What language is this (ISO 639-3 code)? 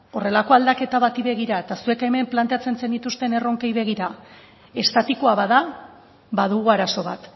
eus